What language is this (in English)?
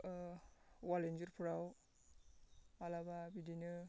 Bodo